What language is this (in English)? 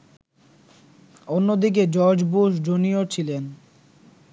Bangla